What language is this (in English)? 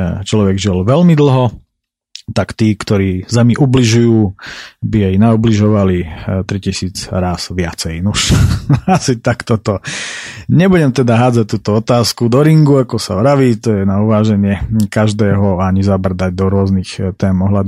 Slovak